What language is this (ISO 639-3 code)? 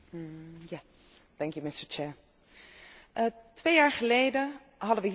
nld